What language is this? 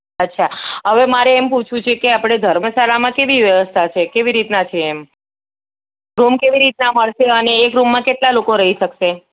Gujarati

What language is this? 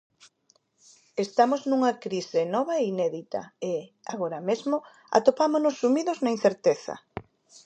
Galician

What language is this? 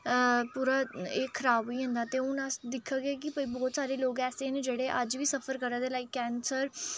Dogri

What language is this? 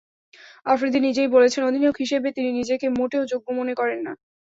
Bangla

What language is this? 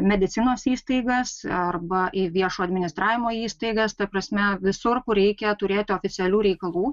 Lithuanian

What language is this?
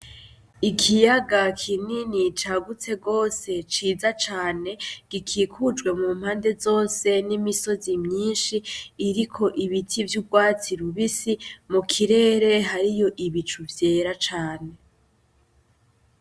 Rundi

